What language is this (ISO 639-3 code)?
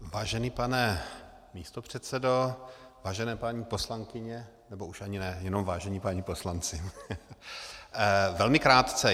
ces